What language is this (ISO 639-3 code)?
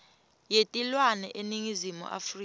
ssw